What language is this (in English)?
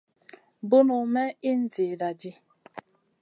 Masana